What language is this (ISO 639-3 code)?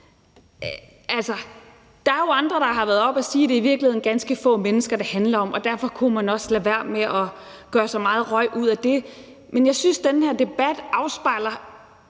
dan